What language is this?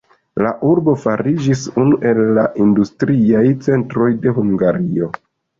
Esperanto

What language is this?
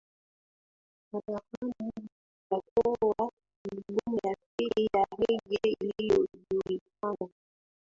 Swahili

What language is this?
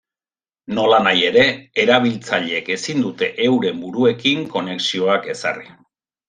Basque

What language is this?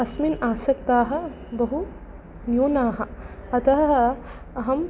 Sanskrit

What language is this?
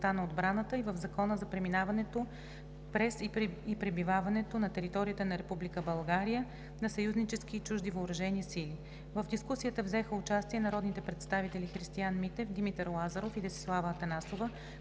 Bulgarian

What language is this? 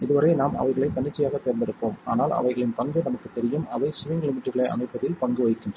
Tamil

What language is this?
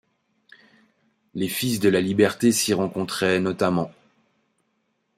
French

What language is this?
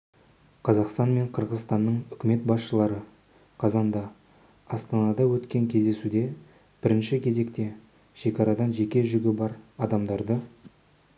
Kazakh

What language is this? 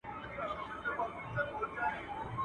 Pashto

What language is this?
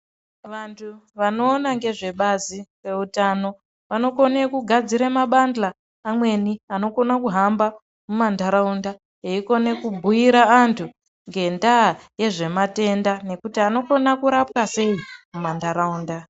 Ndau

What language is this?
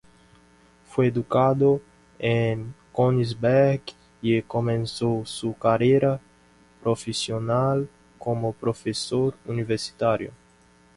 Spanish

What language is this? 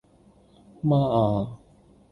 Cantonese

